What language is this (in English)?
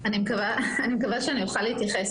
Hebrew